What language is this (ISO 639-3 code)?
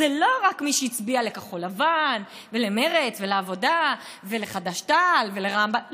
heb